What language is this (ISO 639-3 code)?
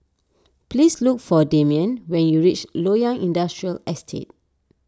eng